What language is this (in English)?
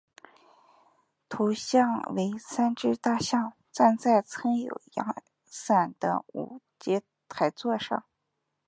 Chinese